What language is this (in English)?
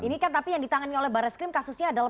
Indonesian